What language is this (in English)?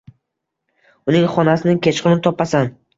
Uzbek